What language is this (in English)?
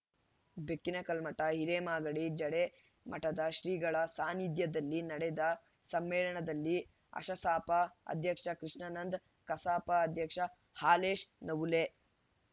Kannada